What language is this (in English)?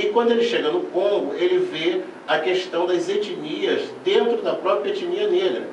Portuguese